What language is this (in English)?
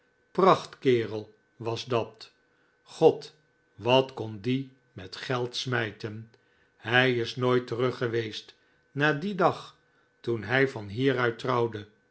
Dutch